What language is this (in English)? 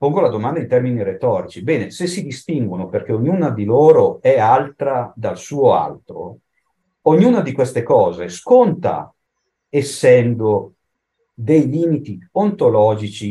Italian